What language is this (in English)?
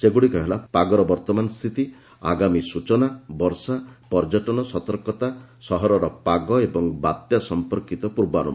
Odia